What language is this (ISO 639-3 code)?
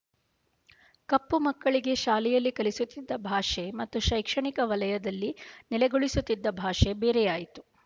kan